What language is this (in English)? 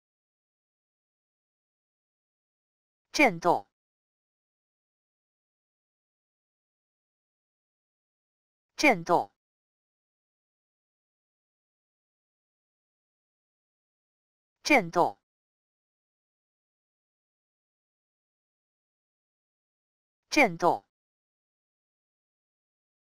Spanish